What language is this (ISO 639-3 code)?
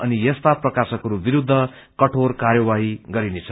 nep